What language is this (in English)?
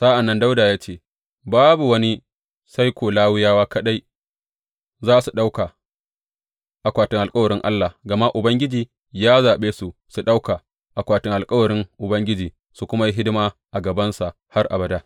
Hausa